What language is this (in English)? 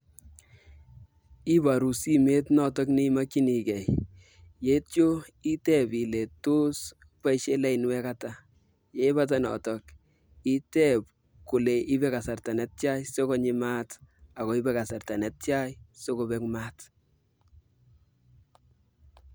Kalenjin